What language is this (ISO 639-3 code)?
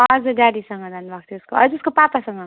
nep